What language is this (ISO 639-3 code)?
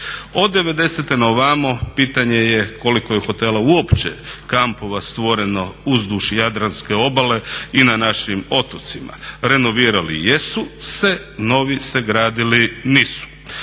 hrv